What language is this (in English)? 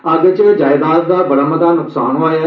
Dogri